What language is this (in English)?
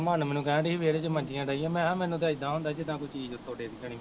Punjabi